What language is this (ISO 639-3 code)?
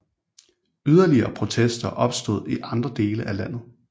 dan